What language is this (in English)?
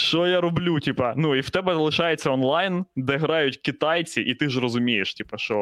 Ukrainian